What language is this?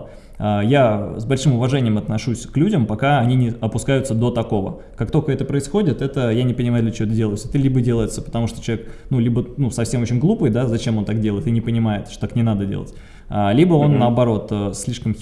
Russian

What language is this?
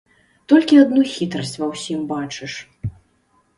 Belarusian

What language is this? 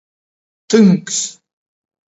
Latgalian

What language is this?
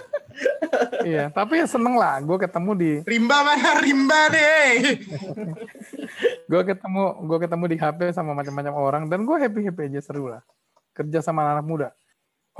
Indonesian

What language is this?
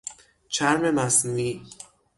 Persian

